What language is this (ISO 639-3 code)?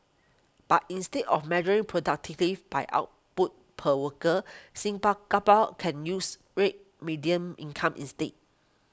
eng